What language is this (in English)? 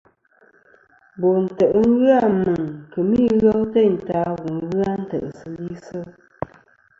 Kom